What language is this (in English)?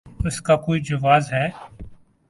Urdu